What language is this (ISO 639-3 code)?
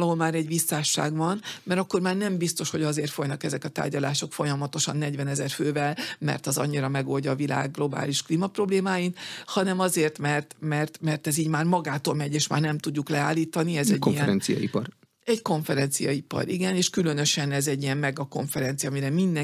hun